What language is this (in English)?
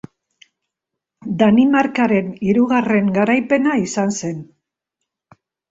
Basque